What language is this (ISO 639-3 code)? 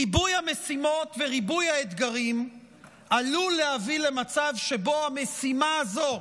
heb